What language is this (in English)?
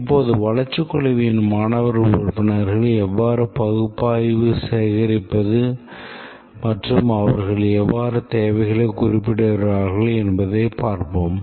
Tamil